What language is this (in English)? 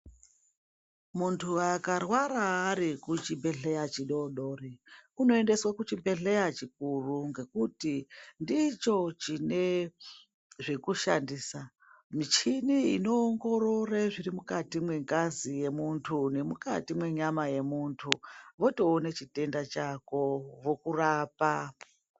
Ndau